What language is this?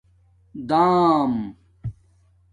Domaaki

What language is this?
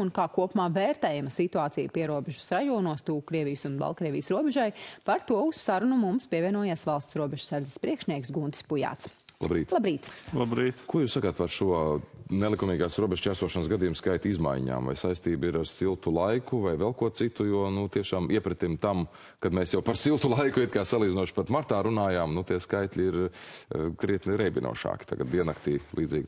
Latvian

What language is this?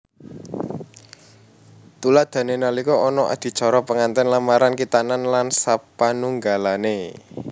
Javanese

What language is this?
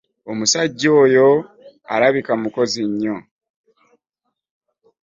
Ganda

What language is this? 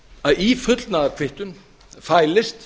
Icelandic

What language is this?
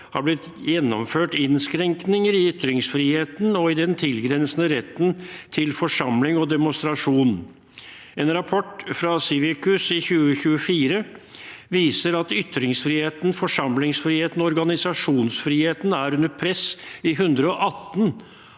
Norwegian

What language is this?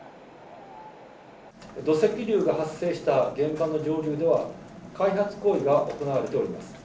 Japanese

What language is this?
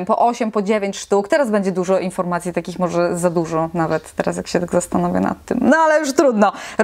Polish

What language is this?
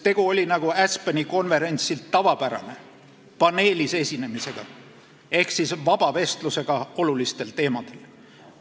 Estonian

